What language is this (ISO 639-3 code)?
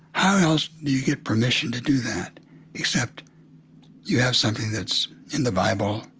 eng